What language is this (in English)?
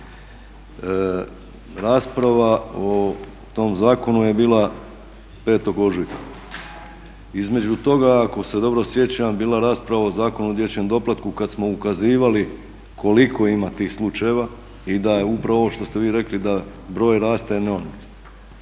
Croatian